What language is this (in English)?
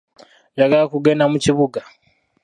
Ganda